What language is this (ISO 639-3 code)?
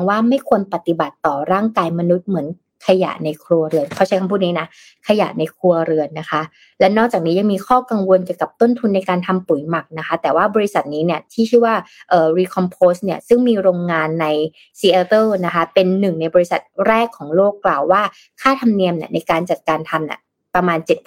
tha